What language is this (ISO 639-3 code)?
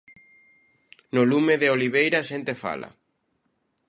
glg